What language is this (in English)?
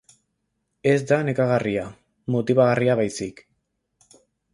Basque